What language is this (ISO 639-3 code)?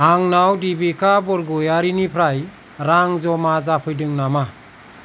brx